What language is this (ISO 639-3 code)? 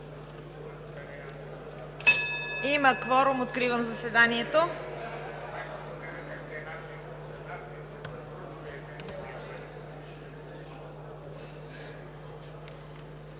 bul